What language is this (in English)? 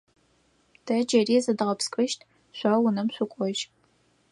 Adyghe